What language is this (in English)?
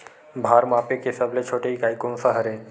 Chhattisgarhi